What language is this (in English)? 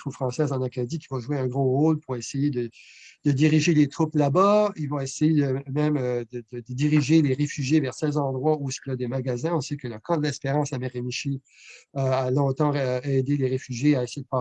French